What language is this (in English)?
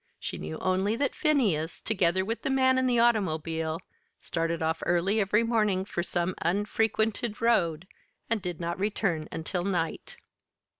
English